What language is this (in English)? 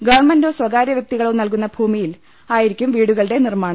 Malayalam